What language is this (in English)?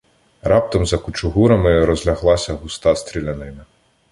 Ukrainian